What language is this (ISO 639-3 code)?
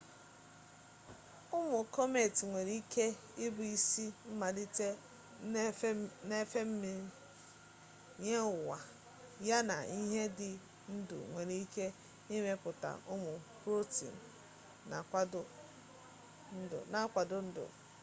ibo